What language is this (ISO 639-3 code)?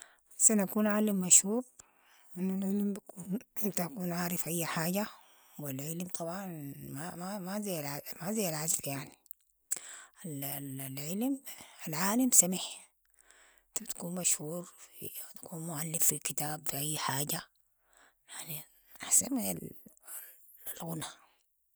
apd